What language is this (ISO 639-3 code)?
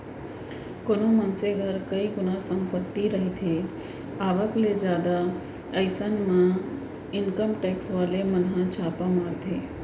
hne